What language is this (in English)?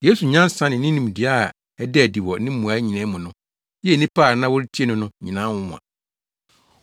Akan